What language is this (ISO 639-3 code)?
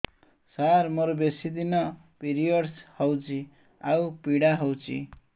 ori